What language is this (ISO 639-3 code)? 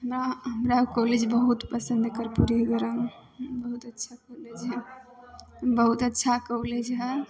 mai